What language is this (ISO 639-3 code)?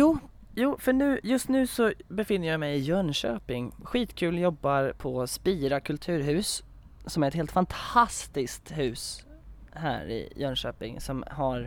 swe